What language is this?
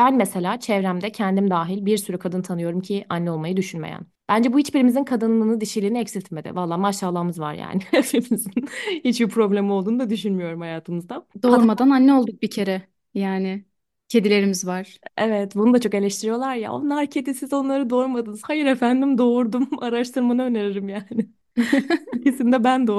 Turkish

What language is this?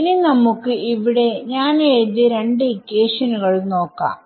Malayalam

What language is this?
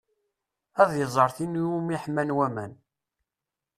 Kabyle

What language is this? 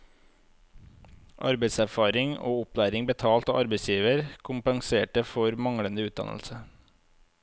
Norwegian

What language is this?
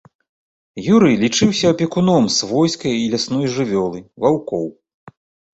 Belarusian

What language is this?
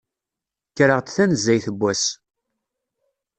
Kabyle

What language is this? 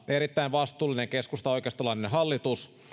Finnish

